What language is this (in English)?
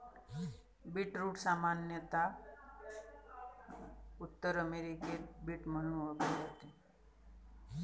Marathi